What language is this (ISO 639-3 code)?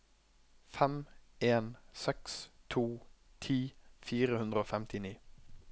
nor